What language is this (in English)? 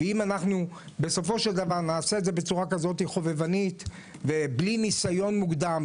Hebrew